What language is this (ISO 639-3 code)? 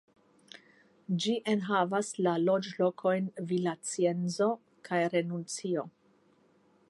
epo